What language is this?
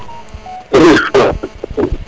Serer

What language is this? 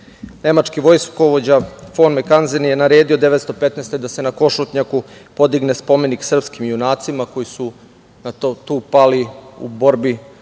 Serbian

